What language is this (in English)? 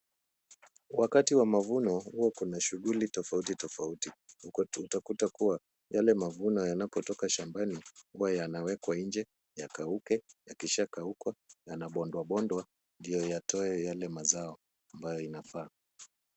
Swahili